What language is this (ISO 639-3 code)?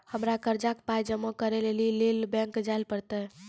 mai